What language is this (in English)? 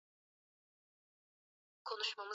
Swahili